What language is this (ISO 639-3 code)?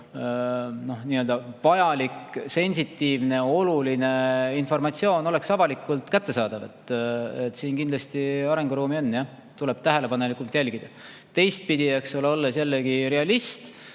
est